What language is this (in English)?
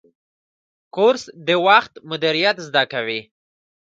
Pashto